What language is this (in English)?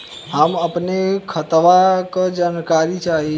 Bhojpuri